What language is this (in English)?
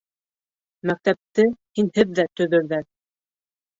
Bashkir